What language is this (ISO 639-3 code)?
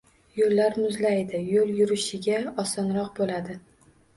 uzb